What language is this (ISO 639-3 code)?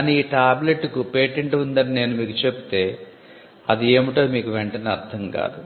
tel